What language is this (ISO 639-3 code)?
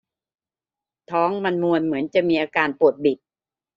tha